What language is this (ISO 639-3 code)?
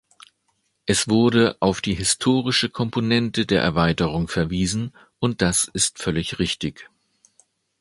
deu